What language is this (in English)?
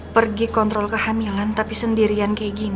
Indonesian